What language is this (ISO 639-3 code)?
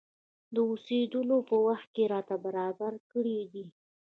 pus